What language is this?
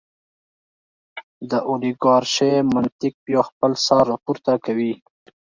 Pashto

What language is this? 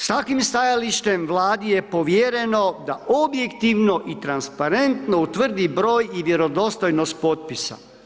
Croatian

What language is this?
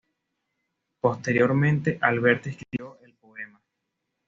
Spanish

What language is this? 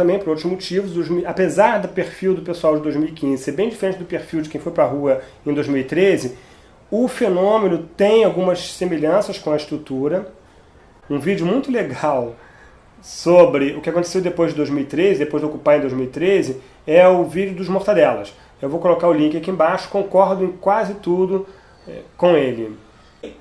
Portuguese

